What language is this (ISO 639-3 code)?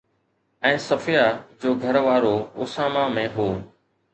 snd